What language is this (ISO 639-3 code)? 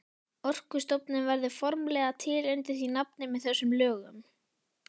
isl